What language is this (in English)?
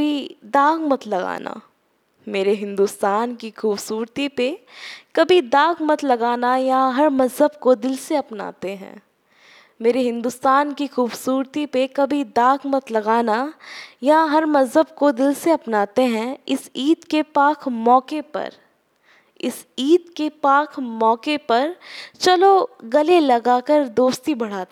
Hindi